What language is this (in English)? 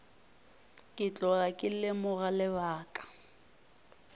Northern Sotho